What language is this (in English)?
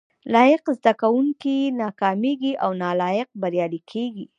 Pashto